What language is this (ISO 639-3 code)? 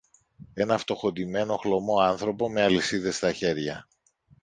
ell